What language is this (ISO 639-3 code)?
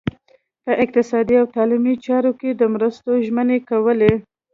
pus